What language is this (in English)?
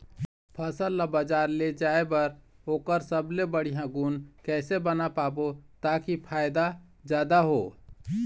Chhattisgarhi